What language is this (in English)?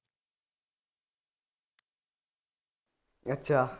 Punjabi